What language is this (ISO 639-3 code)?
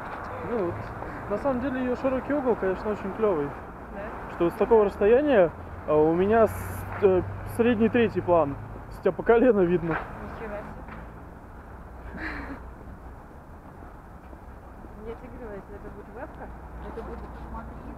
rus